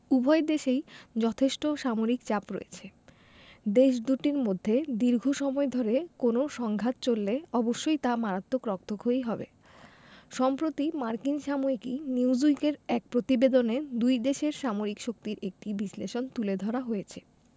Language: Bangla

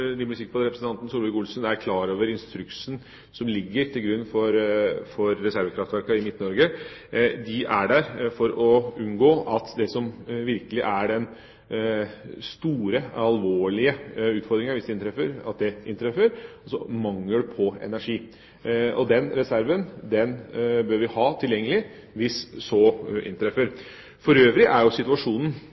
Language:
Norwegian Bokmål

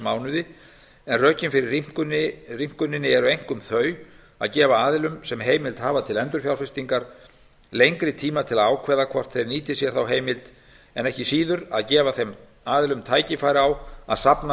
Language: Icelandic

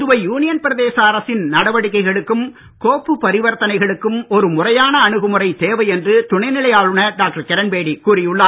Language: Tamil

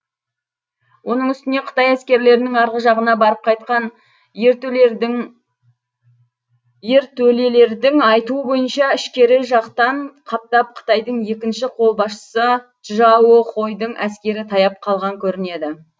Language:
Kazakh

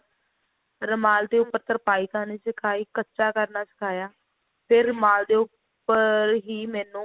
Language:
Punjabi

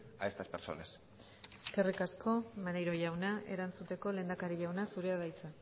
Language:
Basque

